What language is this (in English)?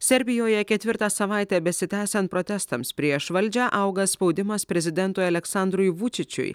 Lithuanian